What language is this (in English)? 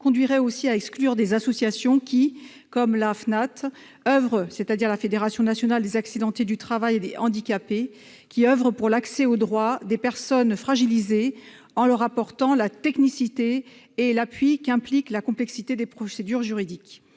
French